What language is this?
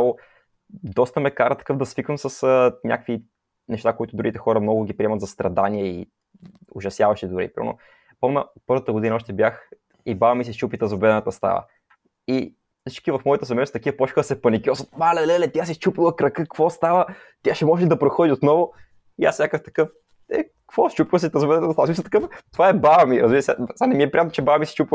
Bulgarian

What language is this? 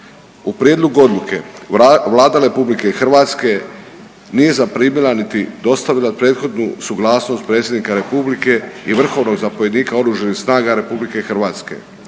Croatian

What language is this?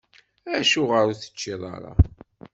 Kabyle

